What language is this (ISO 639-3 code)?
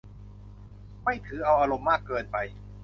tha